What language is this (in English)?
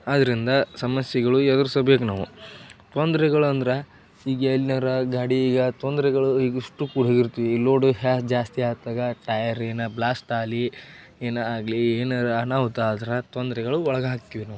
Kannada